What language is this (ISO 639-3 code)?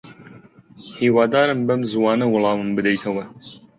ckb